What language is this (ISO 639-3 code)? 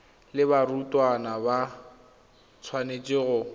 tsn